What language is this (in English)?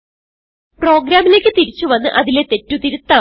Malayalam